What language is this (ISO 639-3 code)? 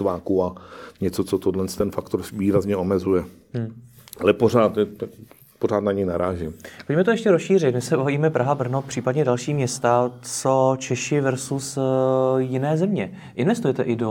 ces